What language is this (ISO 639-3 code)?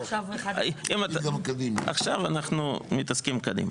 heb